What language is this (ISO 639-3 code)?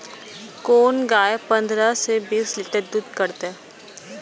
mai